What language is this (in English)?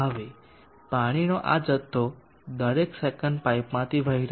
Gujarati